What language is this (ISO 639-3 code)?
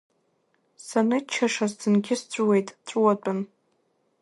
abk